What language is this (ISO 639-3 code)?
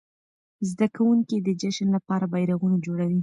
pus